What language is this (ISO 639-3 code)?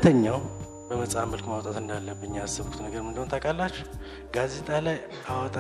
amh